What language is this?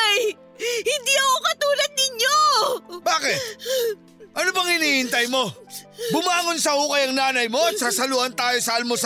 Filipino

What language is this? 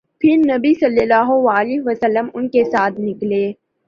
Urdu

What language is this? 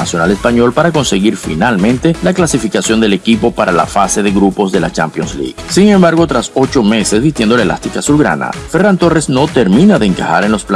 Spanish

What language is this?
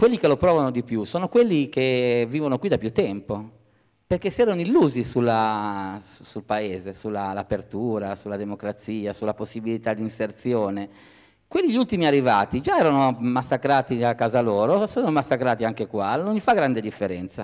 Italian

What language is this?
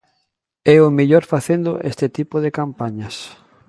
Galician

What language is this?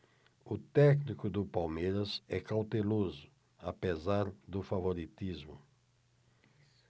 Portuguese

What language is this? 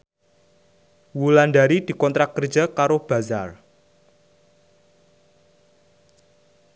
Javanese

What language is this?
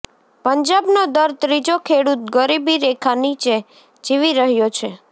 Gujarati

